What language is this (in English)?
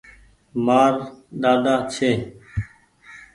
Goaria